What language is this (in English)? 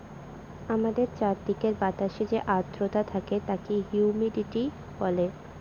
Bangla